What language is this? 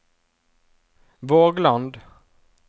Norwegian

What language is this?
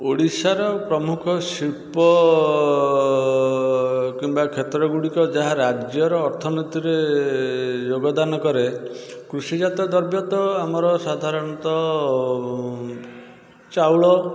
Odia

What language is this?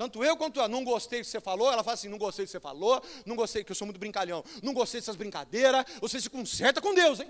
Portuguese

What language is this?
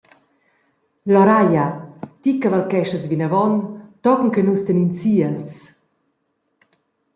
Romansh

